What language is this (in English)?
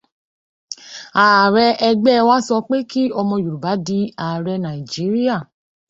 Yoruba